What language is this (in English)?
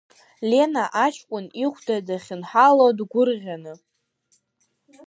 Abkhazian